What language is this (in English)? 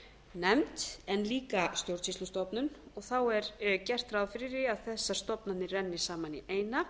Icelandic